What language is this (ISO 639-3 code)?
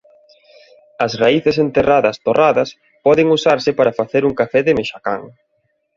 glg